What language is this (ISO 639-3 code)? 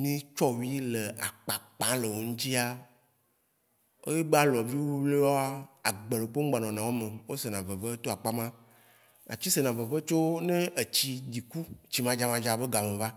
wci